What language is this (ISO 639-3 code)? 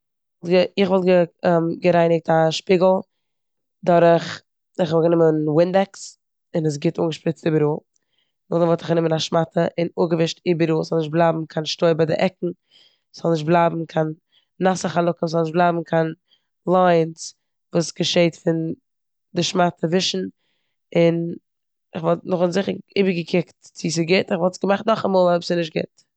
yid